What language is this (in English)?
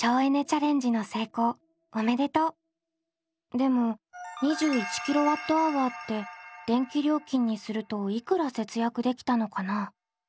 Japanese